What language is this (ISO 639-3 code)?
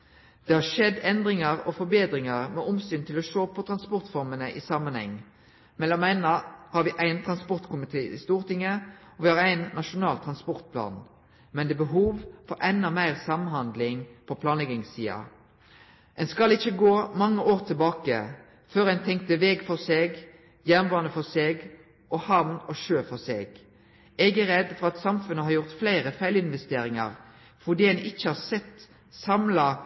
nno